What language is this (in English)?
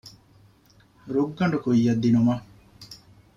Divehi